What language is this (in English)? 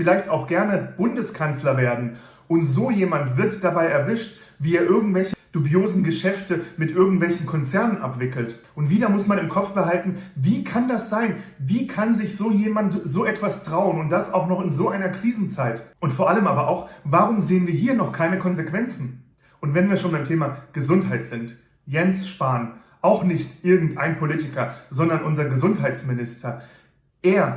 German